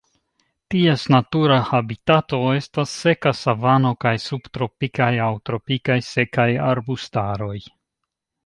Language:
Esperanto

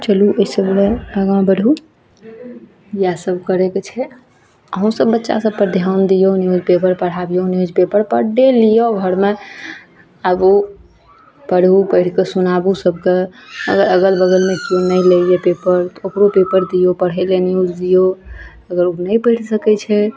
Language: Maithili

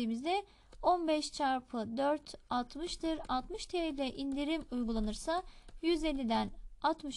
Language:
Turkish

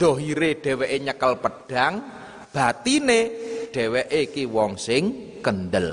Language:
Indonesian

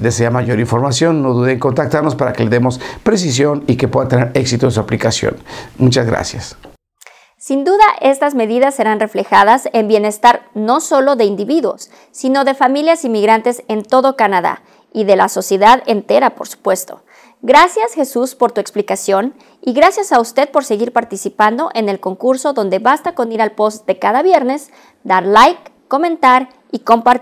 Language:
Spanish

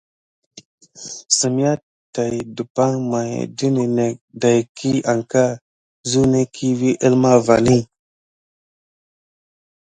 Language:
Gidar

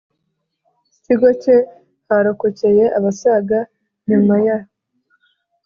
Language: Kinyarwanda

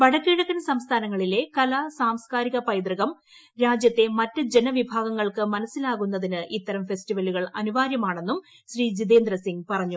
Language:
Malayalam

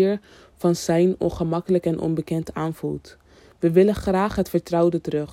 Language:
Dutch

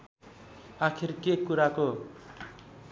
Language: Nepali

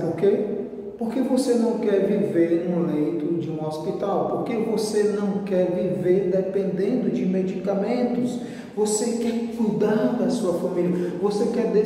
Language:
Portuguese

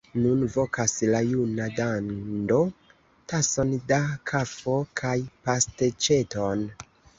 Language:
Esperanto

